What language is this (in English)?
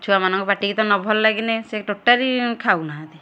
Odia